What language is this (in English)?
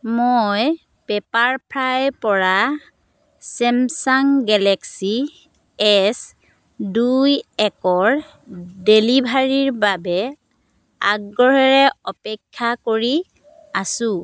Assamese